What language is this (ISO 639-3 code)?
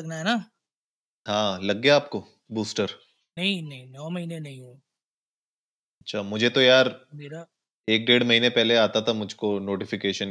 hin